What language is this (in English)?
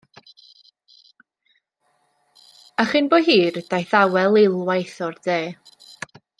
Welsh